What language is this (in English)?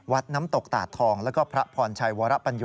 Thai